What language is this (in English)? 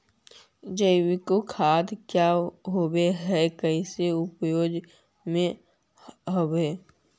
Magahi